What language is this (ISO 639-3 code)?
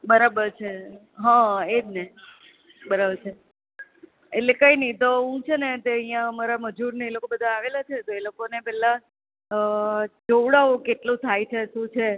guj